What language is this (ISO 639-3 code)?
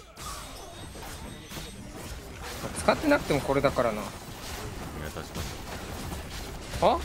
jpn